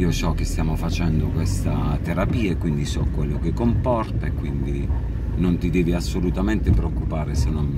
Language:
Italian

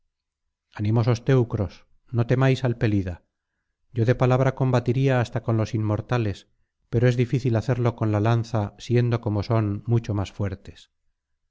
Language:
Spanish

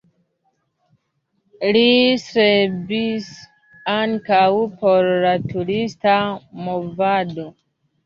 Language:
Esperanto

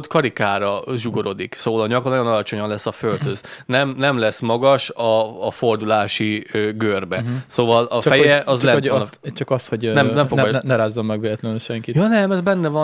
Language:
Hungarian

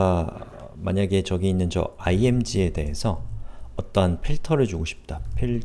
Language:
Korean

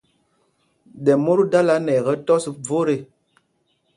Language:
Mpumpong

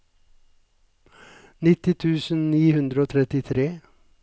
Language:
Norwegian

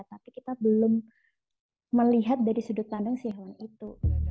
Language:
Indonesian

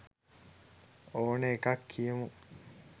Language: Sinhala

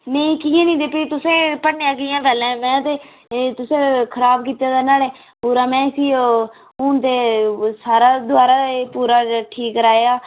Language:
Dogri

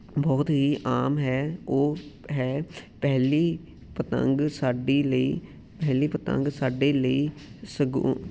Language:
Punjabi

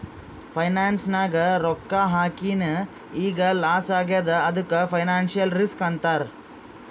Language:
Kannada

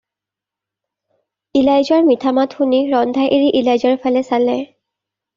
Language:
Assamese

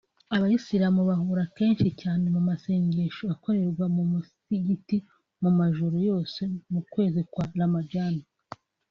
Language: Kinyarwanda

